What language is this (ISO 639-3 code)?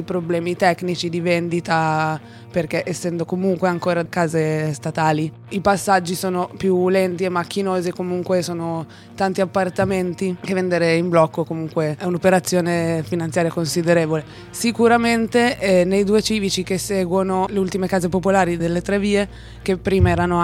ita